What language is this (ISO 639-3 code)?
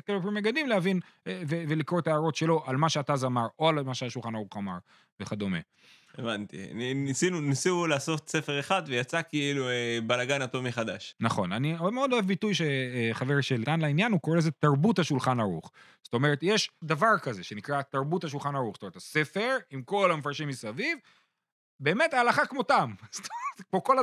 heb